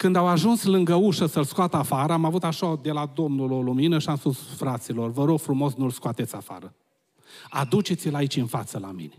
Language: Romanian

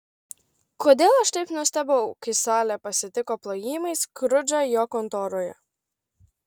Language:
Lithuanian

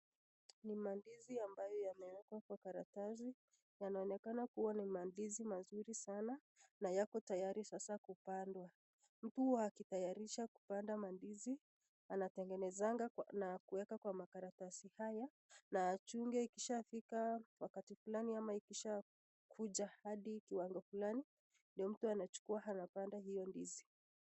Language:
Swahili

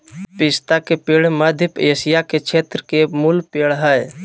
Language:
Magahi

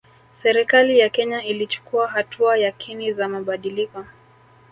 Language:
Swahili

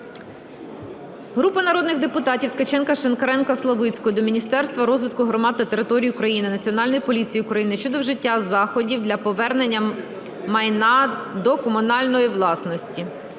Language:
Ukrainian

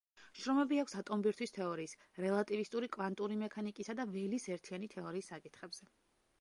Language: Georgian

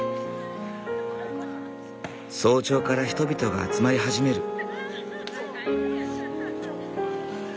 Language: Japanese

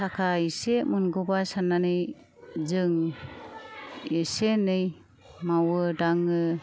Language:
Bodo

